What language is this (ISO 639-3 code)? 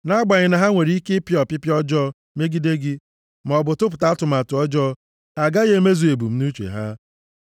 ibo